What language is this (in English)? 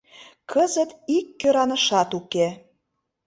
Mari